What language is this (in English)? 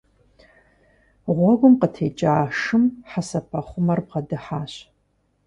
Kabardian